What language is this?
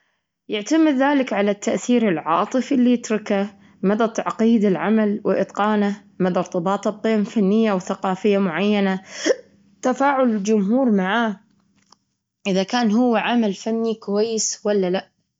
Gulf Arabic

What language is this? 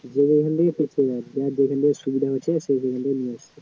Bangla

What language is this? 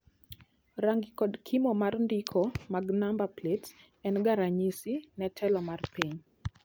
Luo (Kenya and Tanzania)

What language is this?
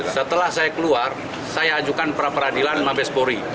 Indonesian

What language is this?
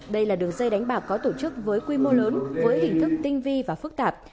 Vietnamese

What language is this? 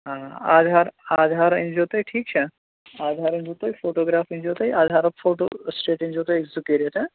Kashmiri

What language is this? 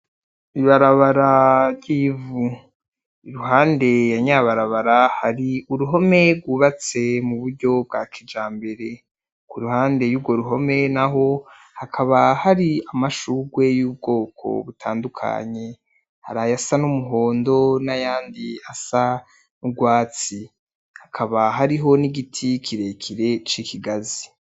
Rundi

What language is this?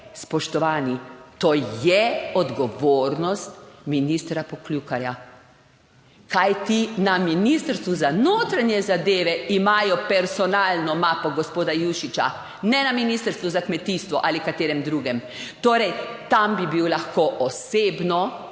Slovenian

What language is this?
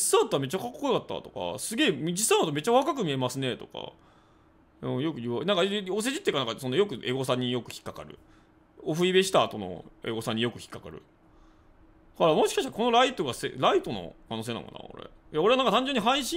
Japanese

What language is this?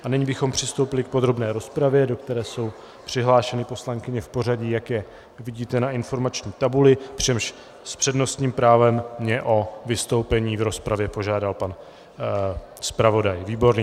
Czech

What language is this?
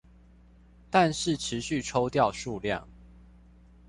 Chinese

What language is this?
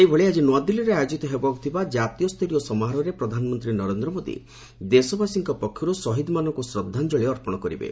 Odia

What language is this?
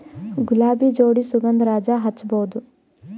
Kannada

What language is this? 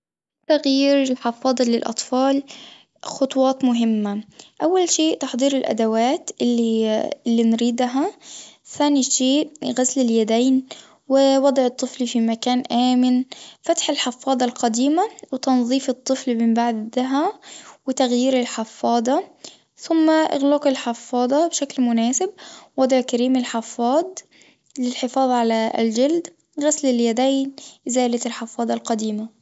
Tunisian Arabic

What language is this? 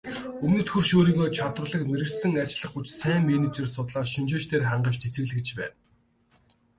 Mongolian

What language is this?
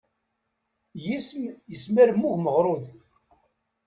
Kabyle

